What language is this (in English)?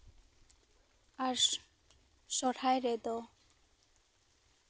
Santali